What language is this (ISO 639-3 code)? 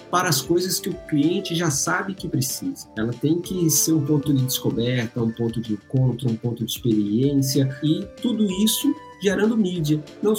por